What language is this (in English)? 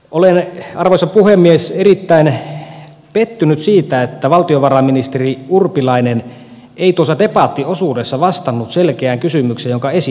Finnish